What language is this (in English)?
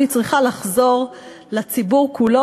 Hebrew